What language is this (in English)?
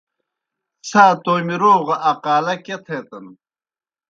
Kohistani Shina